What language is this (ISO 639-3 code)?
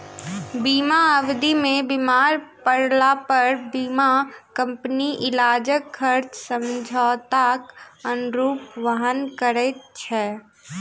mai